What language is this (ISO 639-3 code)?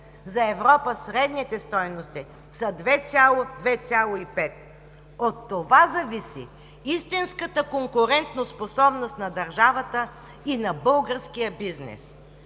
bul